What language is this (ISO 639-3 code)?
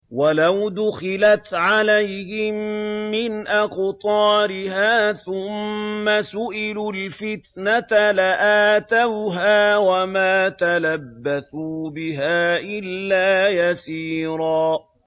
ara